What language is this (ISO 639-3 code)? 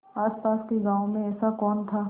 hin